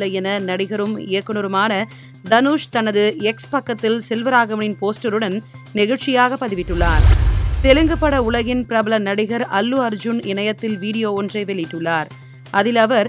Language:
Tamil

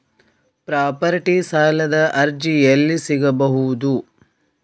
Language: Kannada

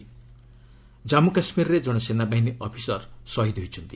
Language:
Odia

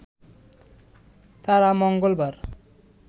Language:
Bangla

